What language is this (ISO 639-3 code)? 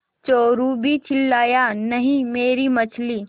hin